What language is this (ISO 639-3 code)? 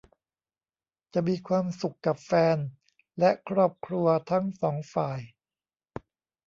tha